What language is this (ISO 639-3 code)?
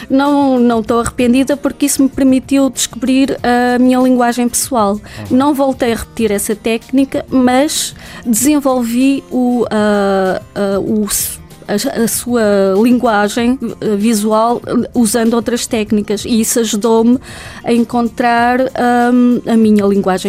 por